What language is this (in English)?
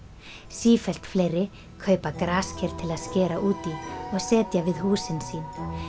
Icelandic